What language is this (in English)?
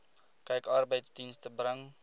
Afrikaans